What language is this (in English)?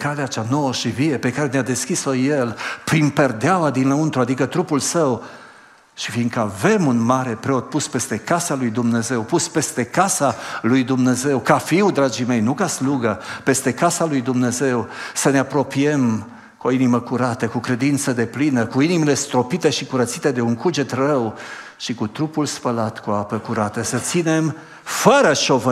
Romanian